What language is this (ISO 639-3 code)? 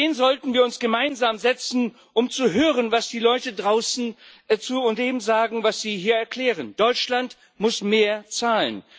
deu